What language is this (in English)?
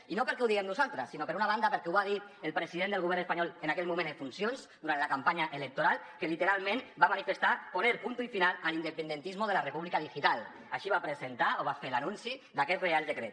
Catalan